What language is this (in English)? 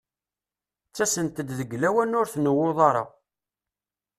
Kabyle